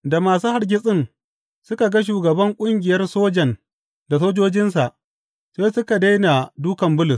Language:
Hausa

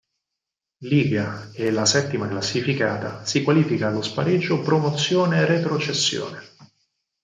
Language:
Italian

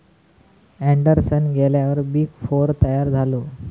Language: Marathi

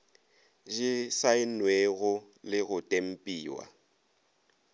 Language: Northern Sotho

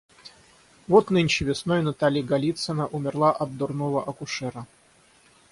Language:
Russian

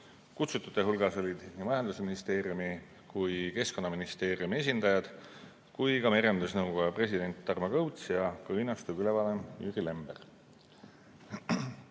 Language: Estonian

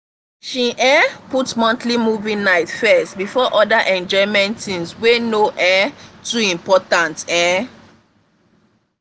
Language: Nigerian Pidgin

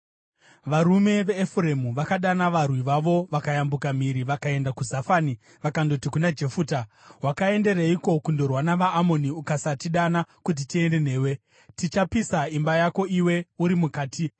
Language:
Shona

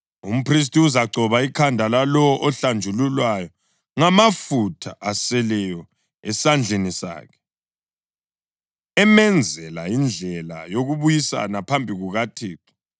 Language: North Ndebele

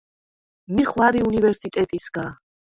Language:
Svan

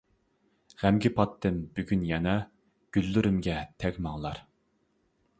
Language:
Uyghur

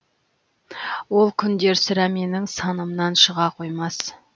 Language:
Kazakh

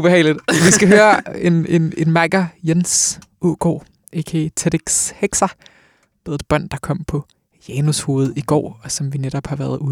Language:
Danish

